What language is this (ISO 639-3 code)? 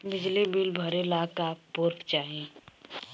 bho